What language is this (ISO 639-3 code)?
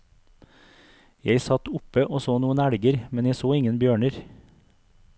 nor